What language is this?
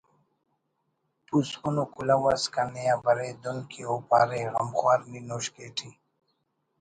Brahui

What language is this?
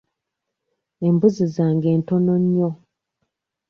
Ganda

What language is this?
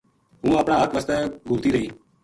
Gujari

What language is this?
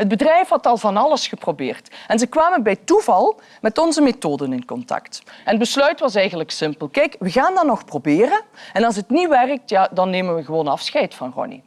Dutch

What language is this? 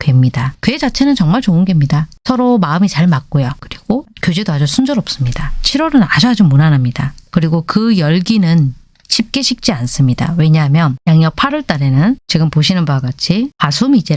Korean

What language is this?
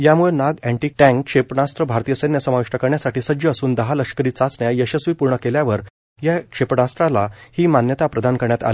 Marathi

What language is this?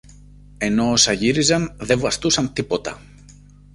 Greek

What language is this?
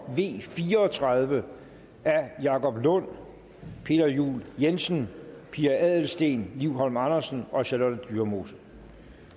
Danish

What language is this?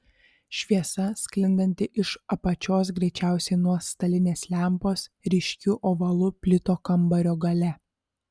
Lithuanian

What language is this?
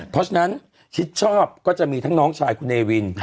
Thai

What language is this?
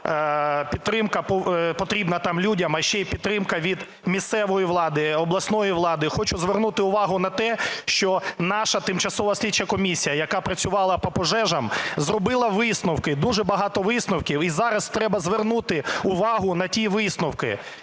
Ukrainian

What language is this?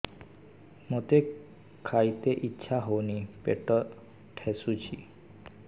Odia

